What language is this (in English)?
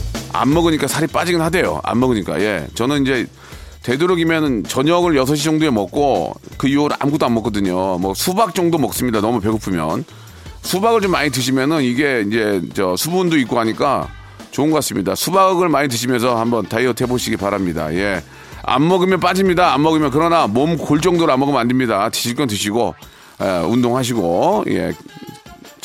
Korean